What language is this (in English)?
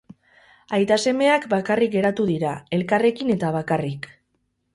Basque